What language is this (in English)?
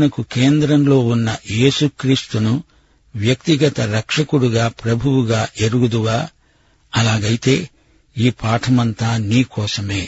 Telugu